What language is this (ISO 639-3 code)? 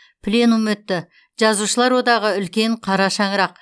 kaz